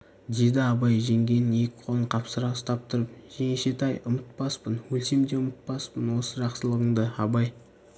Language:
Kazakh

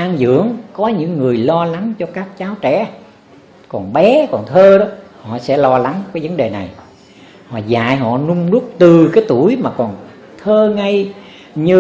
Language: Vietnamese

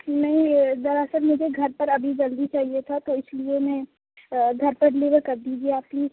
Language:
Urdu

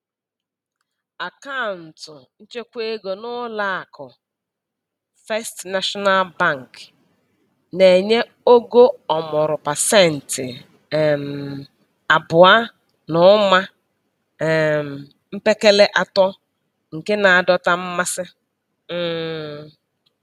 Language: Igbo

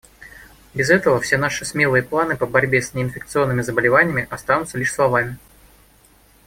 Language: Russian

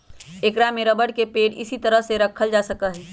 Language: Magahi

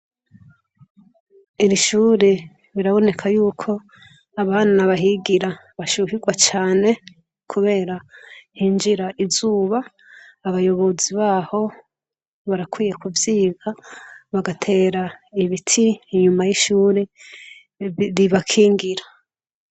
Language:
Rundi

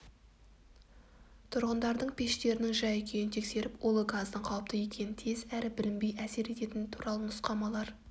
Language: Kazakh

